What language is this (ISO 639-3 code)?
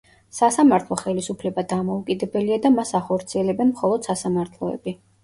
kat